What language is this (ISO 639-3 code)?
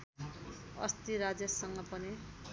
nep